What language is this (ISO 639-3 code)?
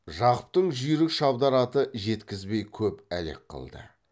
kaz